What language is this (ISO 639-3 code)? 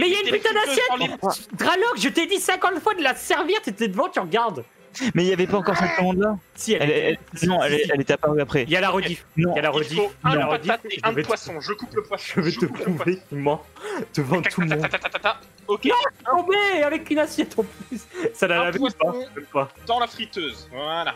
fra